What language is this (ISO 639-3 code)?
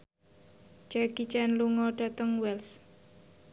jav